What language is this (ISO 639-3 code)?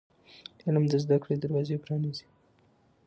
pus